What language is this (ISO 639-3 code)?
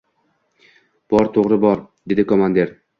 uzb